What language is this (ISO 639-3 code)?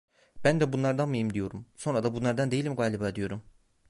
tur